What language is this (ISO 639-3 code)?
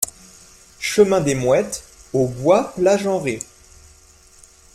fra